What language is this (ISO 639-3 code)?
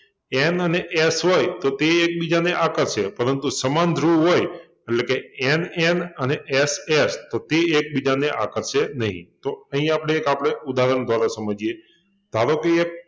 guj